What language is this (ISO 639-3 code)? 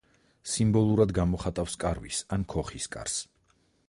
kat